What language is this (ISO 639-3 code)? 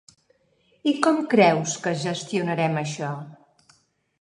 cat